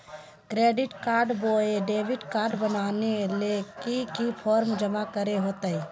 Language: Magahi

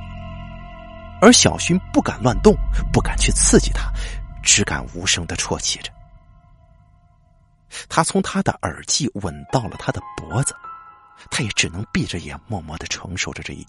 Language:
Chinese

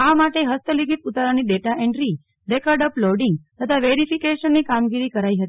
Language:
Gujarati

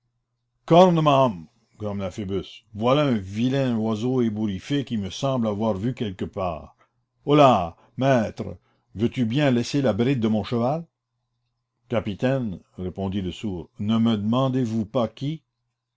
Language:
French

